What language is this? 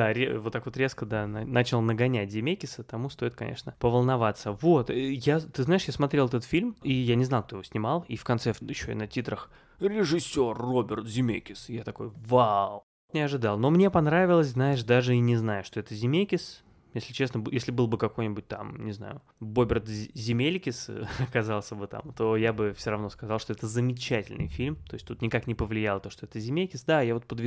Russian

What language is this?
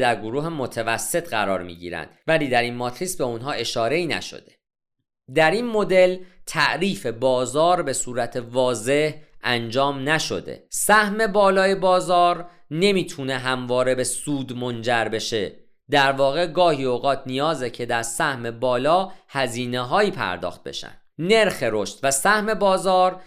Persian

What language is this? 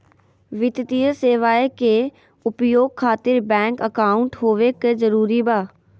Magahi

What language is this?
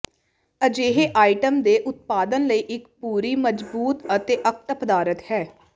Punjabi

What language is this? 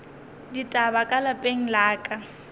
Northern Sotho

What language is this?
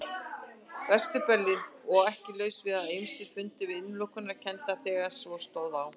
Icelandic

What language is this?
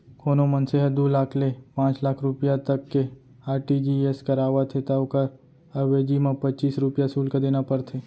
Chhattisgarhi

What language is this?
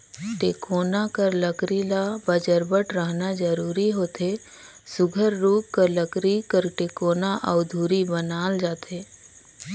Chhattisgarhi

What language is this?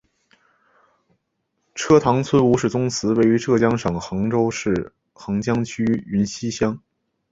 Chinese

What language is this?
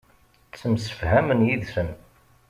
Kabyle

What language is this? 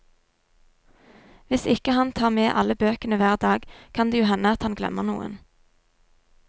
Norwegian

